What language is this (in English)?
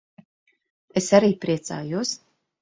Latvian